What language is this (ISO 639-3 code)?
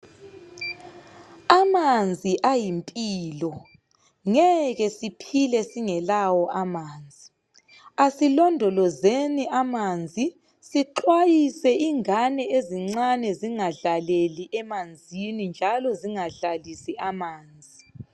nde